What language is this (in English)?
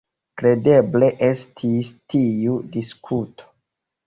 Esperanto